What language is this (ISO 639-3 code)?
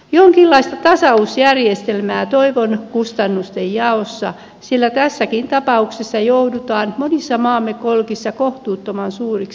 fin